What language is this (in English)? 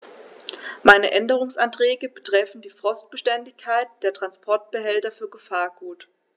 German